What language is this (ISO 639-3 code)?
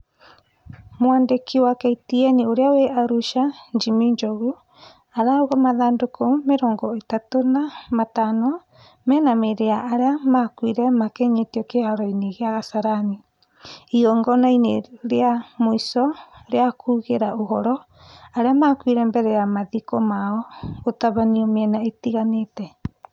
kik